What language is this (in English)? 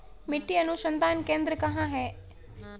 Hindi